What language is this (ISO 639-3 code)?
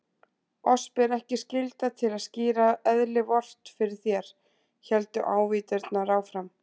isl